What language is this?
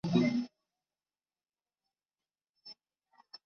Chinese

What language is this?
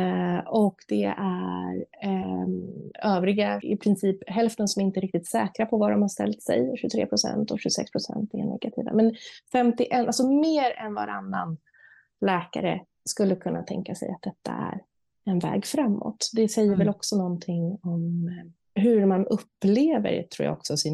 Swedish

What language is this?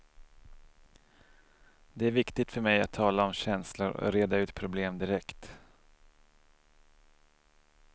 Swedish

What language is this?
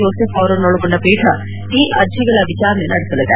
Kannada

